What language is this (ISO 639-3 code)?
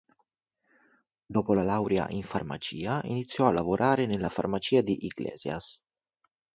ita